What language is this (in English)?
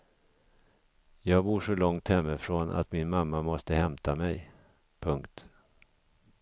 Swedish